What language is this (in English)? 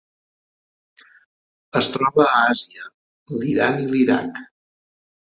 Catalan